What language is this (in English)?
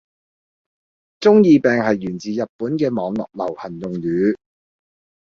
Cantonese